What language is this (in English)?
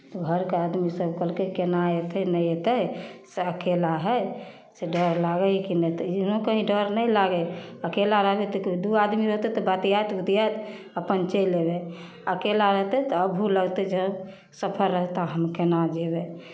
Maithili